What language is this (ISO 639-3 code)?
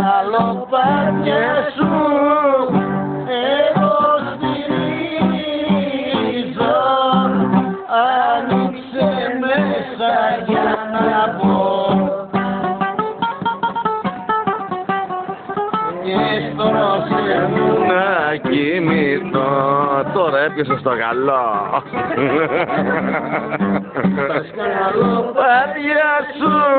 ell